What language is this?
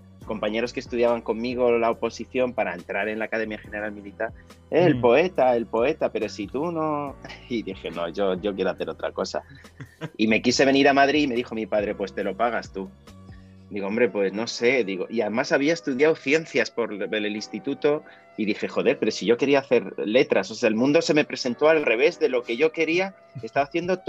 Spanish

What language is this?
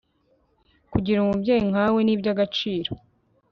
Kinyarwanda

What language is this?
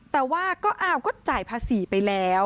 Thai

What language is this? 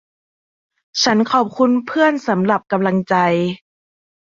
Thai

